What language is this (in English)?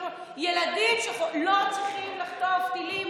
Hebrew